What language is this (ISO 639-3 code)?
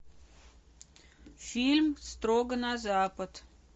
rus